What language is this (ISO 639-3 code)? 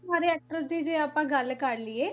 pan